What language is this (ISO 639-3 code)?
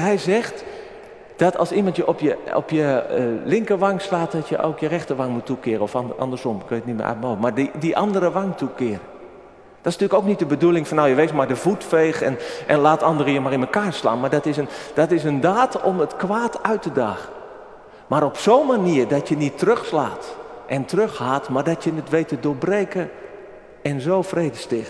nld